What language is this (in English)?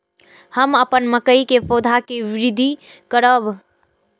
Maithili